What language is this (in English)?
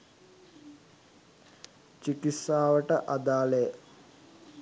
Sinhala